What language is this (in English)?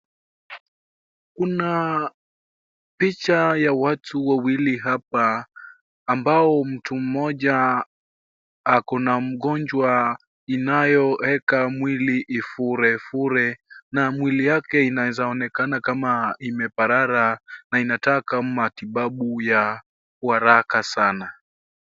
Swahili